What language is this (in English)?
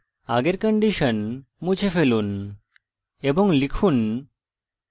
Bangla